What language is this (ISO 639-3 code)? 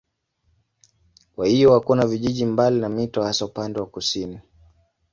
swa